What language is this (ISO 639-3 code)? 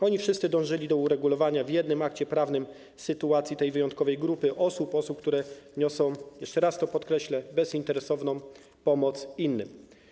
pol